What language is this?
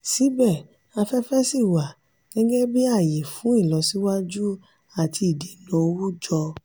Yoruba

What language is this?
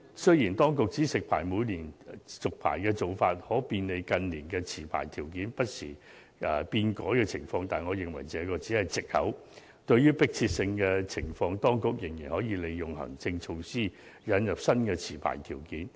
Cantonese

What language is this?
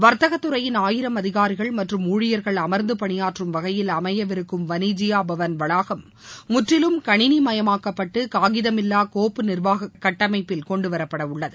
Tamil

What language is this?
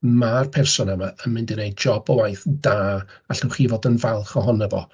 Welsh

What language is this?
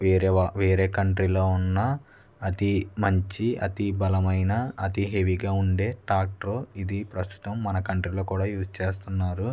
Telugu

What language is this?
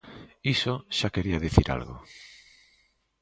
Galician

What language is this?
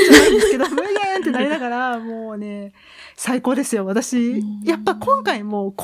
Japanese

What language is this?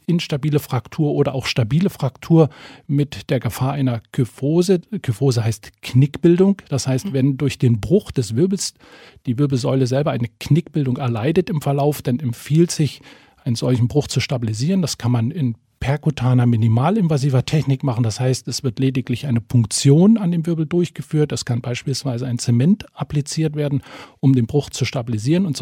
German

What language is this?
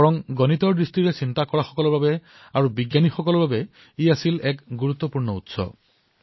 Assamese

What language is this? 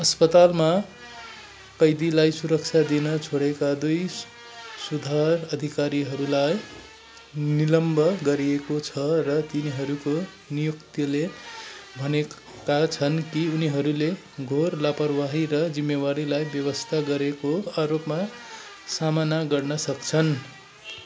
Nepali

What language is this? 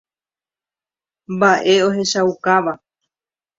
Guarani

